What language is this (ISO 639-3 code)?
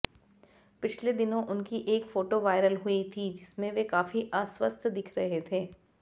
hin